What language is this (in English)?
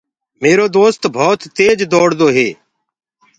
Gurgula